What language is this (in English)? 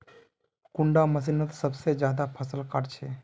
Magahi